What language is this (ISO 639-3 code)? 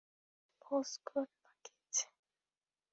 ben